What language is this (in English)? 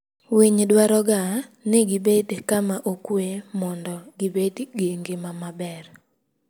Luo (Kenya and Tanzania)